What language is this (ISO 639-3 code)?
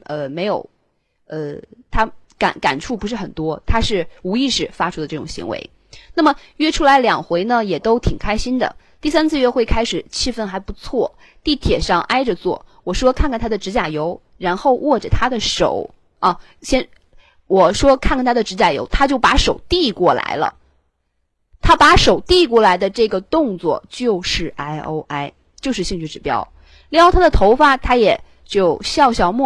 zho